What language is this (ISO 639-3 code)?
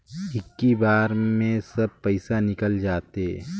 hne